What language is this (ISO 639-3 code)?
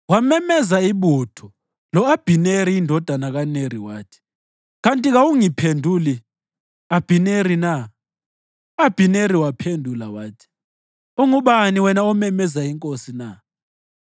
nde